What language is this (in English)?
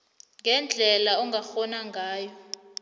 South Ndebele